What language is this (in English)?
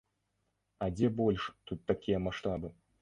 Belarusian